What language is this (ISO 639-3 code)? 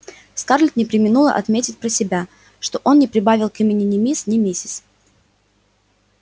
rus